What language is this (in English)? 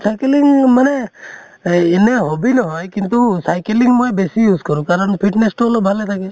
Assamese